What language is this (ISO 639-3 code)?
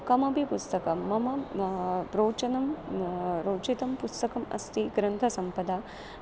san